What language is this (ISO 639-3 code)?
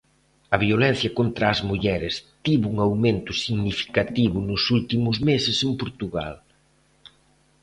glg